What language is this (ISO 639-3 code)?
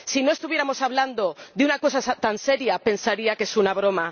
spa